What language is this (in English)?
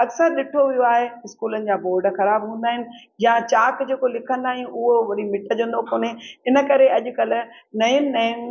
Sindhi